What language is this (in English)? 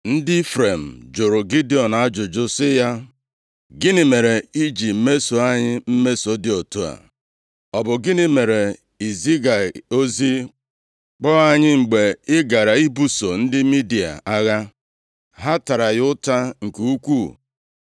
Igbo